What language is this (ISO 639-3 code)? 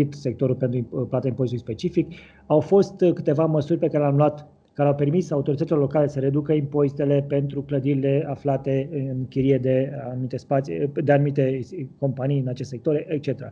ron